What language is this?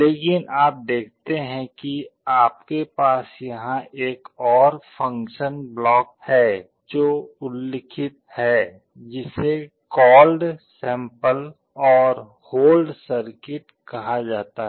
Hindi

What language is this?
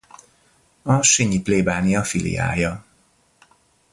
Hungarian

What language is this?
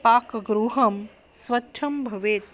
Sanskrit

